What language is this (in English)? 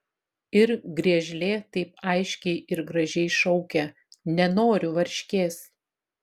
Lithuanian